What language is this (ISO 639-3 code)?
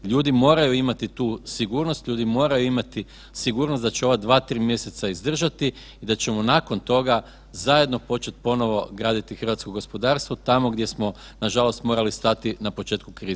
hrv